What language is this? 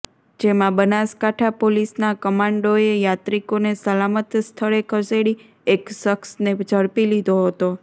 Gujarati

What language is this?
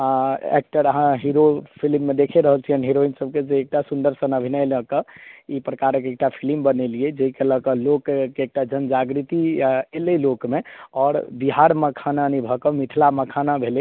Maithili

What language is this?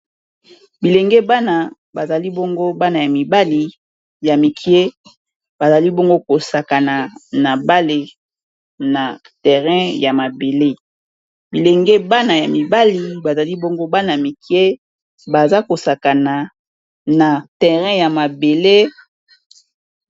Lingala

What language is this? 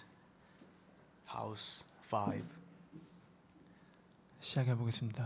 Korean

